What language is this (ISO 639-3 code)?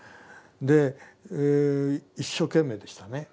jpn